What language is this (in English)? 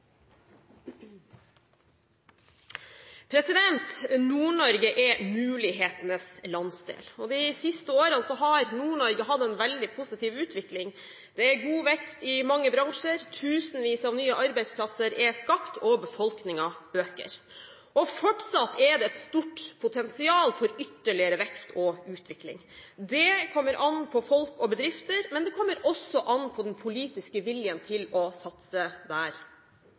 Norwegian